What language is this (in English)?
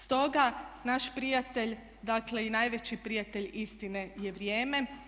Croatian